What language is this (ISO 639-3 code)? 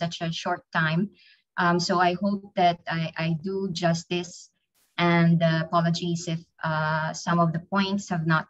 eng